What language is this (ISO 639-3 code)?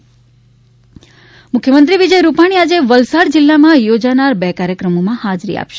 guj